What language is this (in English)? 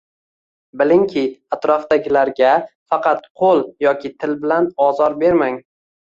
Uzbek